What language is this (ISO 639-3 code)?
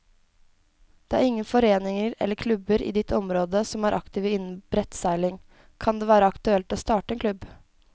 nor